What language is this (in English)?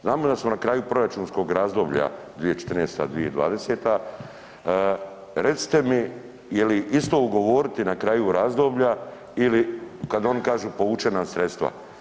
Croatian